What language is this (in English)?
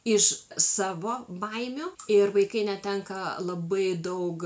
Lithuanian